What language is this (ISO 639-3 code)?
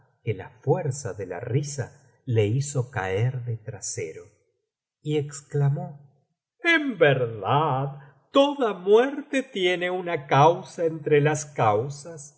spa